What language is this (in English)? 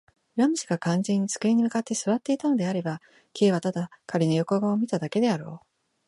Japanese